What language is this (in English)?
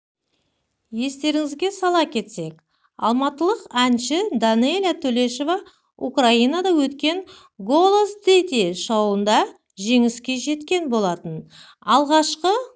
Kazakh